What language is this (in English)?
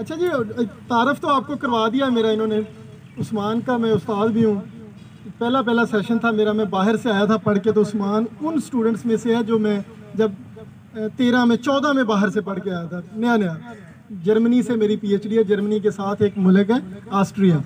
Hindi